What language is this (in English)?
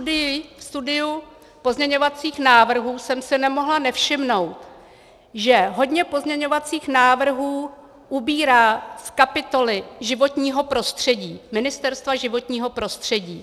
Czech